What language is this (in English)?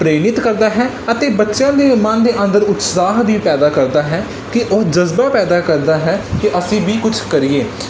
Punjabi